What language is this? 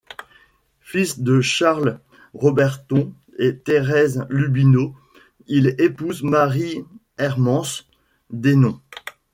French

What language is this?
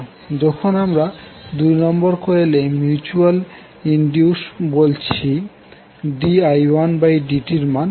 Bangla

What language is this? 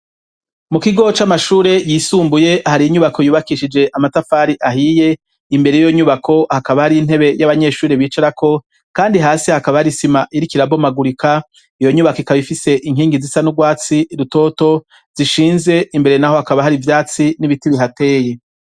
Rundi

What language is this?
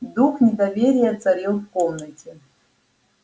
Russian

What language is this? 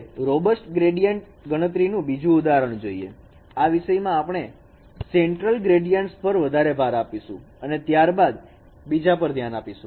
Gujarati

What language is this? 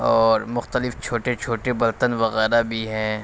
Urdu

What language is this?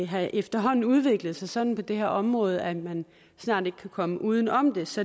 Danish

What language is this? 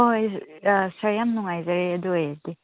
Manipuri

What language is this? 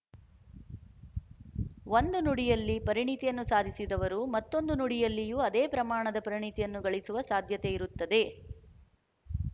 Kannada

